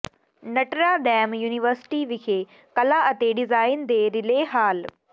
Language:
Punjabi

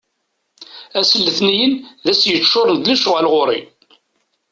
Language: Kabyle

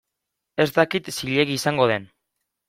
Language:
Basque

